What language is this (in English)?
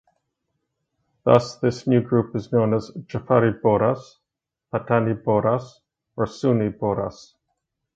English